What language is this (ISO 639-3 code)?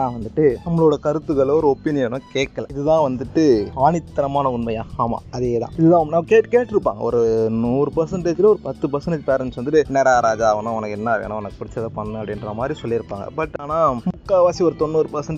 tam